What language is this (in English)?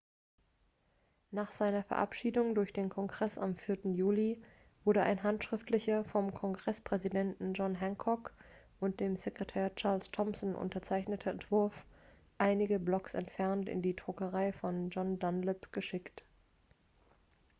German